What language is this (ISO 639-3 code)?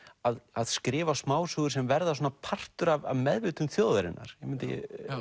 isl